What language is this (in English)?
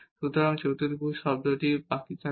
Bangla